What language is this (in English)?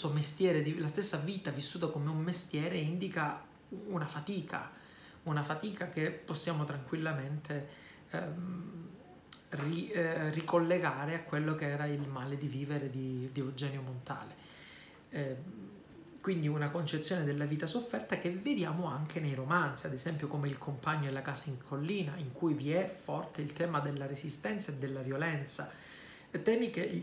Italian